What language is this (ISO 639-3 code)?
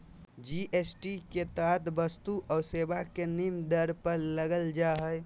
mag